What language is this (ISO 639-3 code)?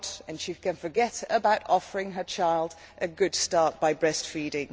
eng